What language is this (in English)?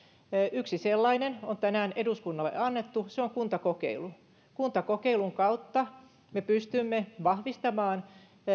Finnish